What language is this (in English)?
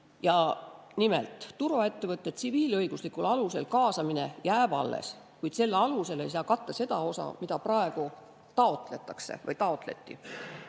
Estonian